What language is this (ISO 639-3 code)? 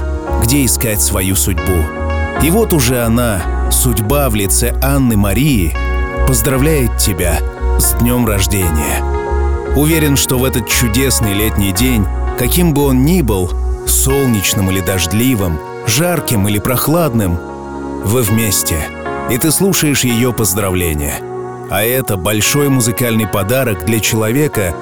rus